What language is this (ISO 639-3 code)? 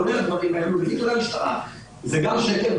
heb